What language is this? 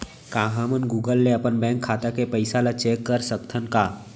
Chhattisgarhi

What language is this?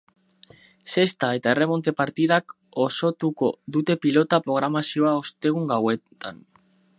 Basque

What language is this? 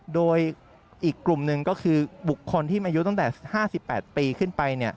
Thai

